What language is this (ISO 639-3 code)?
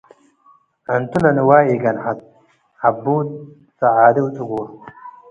tig